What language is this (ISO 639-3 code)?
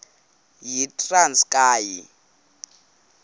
xho